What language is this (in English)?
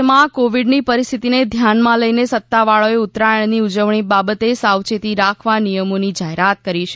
Gujarati